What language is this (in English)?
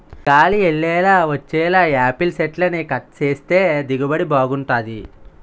Telugu